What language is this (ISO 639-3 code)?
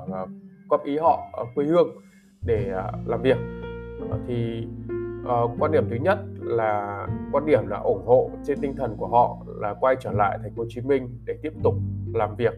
vie